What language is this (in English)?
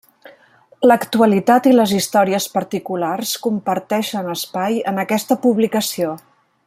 Catalan